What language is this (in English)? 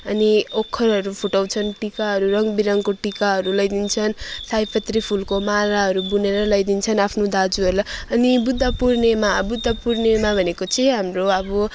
Nepali